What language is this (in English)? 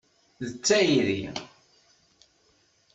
Kabyle